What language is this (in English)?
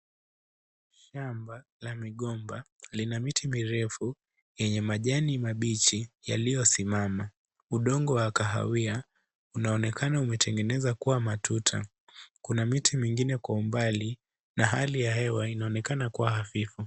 Swahili